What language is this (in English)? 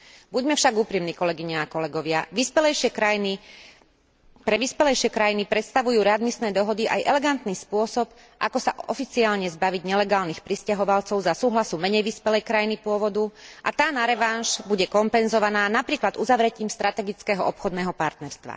Slovak